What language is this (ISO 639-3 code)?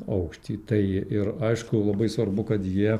lit